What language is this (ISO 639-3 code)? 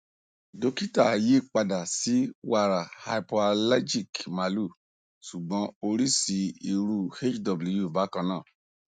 yor